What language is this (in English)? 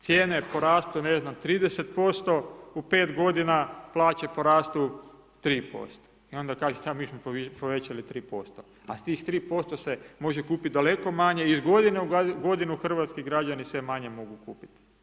Croatian